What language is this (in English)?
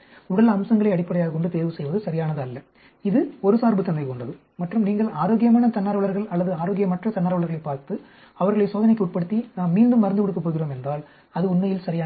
Tamil